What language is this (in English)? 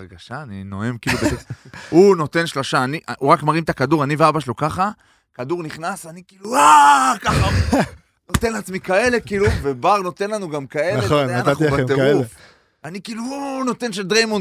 Hebrew